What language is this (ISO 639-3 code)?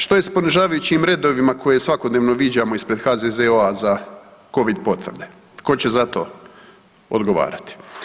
hrv